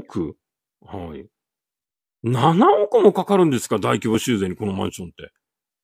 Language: Japanese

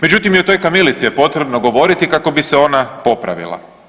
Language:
Croatian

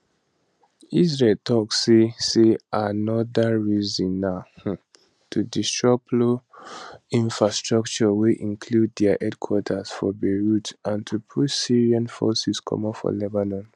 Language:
Nigerian Pidgin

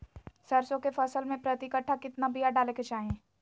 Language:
Magahi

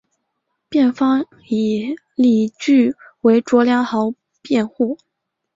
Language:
Chinese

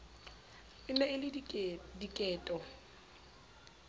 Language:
Southern Sotho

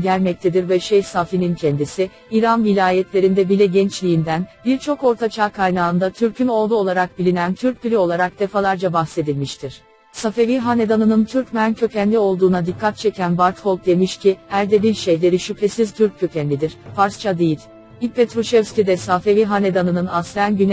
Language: Turkish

